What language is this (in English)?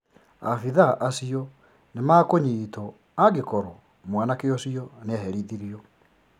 Kikuyu